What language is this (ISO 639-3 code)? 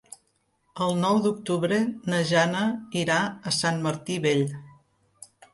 cat